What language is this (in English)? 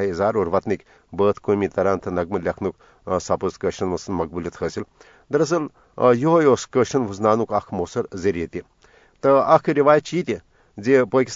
Urdu